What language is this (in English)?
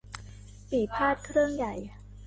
Thai